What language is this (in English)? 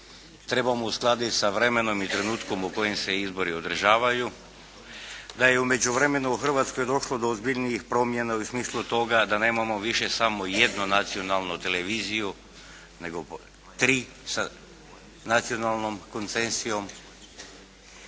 Croatian